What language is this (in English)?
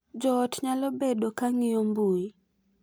Luo (Kenya and Tanzania)